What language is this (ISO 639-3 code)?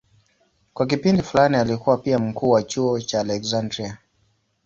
swa